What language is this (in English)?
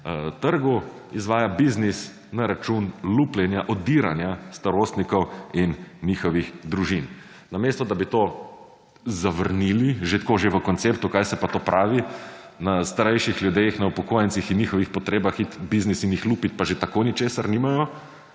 Slovenian